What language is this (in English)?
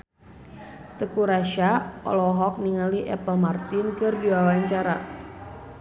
Sundanese